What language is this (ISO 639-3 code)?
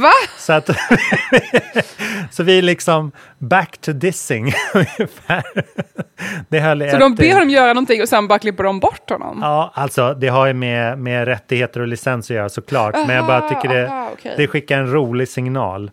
swe